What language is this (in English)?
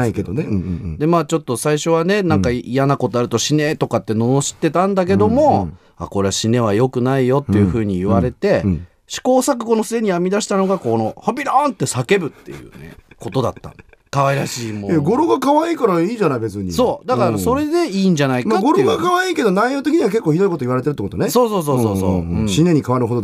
Japanese